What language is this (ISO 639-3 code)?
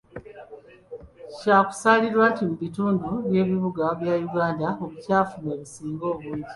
lug